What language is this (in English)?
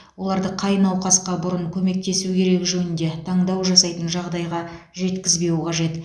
Kazakh